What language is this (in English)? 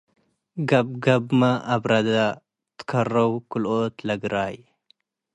Tigre